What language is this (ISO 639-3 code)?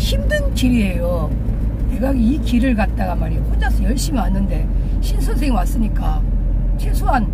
kor